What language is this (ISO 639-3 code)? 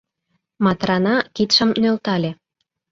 chm